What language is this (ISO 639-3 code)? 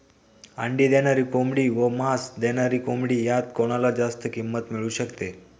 mar